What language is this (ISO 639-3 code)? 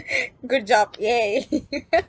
eng